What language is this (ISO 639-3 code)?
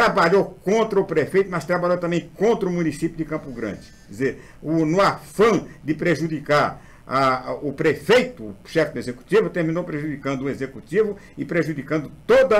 por